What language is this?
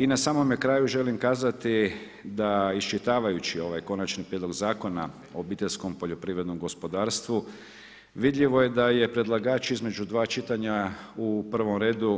Croatian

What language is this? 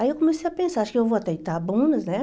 Portuguese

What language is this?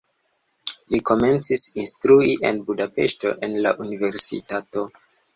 Esperanto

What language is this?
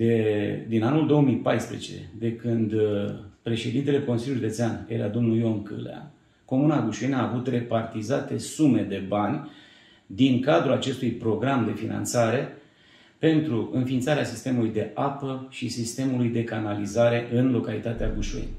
Romanian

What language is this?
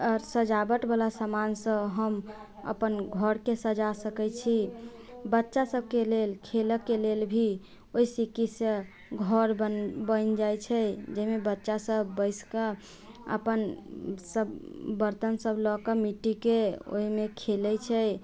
Maithili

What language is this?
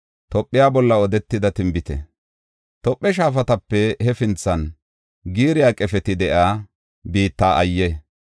Gofa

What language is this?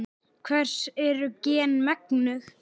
Icelandic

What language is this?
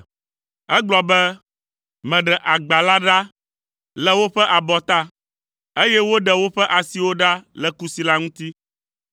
Ewe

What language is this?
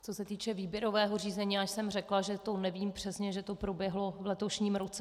Czech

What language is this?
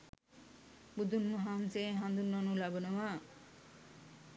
Sinhala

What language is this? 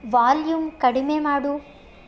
Kannada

